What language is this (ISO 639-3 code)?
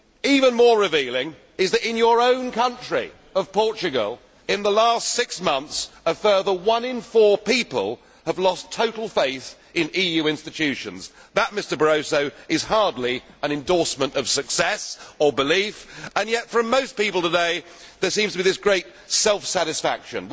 eng